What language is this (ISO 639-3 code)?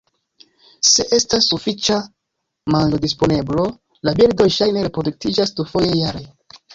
epo